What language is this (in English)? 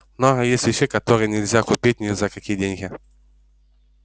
Russian